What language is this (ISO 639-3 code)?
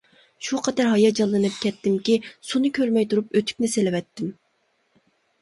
uig